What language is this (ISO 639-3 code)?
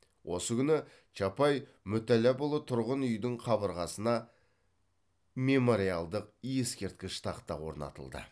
kaz